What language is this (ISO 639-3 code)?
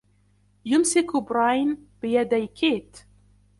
ara